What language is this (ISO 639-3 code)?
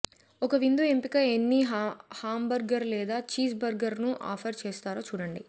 tel